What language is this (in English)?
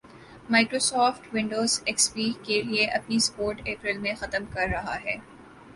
Urdu